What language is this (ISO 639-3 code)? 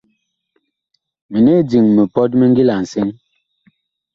bkh